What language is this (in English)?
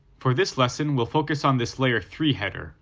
English